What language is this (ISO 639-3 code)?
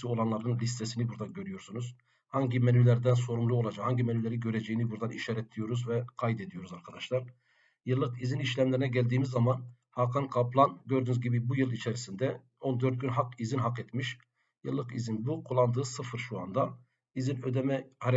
tur